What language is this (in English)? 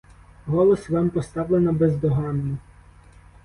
Ukrainian